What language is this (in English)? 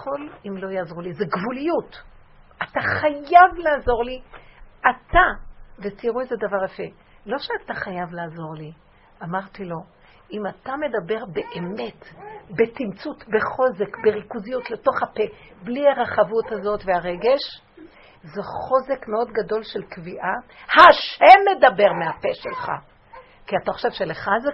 Hebrew